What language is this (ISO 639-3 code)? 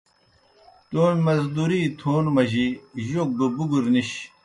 plk